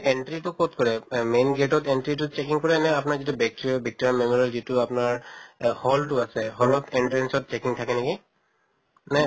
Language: Assamese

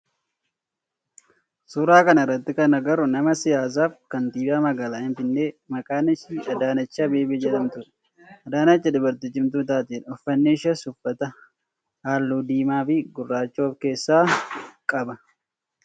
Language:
Oromo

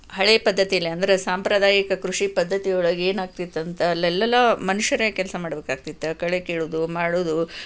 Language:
Kannada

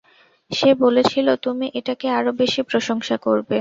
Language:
Bangla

